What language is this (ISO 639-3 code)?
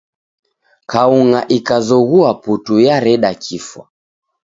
dav